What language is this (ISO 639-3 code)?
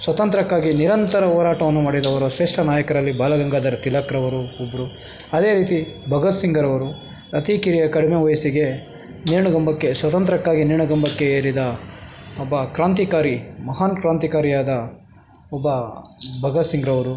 kan